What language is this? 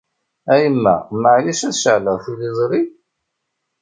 Kabyle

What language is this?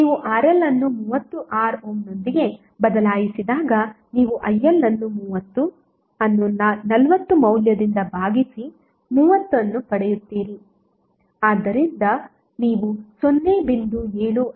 Kannada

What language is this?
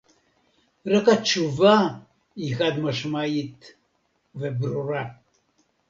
Hebrew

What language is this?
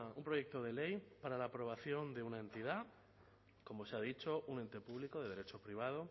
Spanish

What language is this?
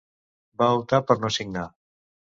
Catalan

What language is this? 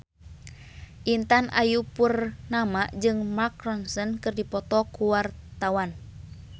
Sundanese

